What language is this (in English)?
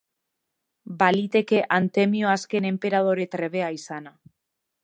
Basque